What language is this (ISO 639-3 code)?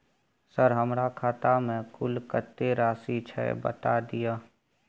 mai